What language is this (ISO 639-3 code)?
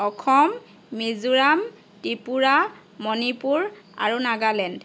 asm